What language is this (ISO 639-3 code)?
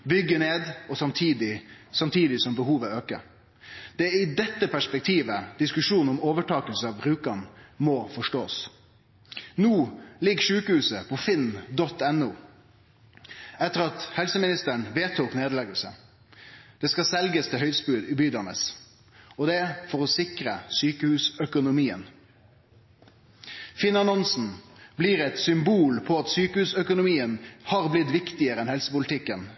nno